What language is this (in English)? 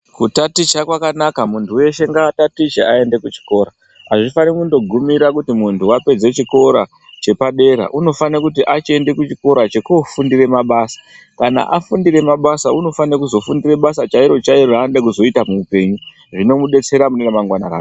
Ndau